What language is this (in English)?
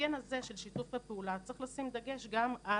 Hebrew